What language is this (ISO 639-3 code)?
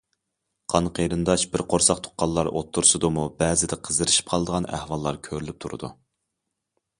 uig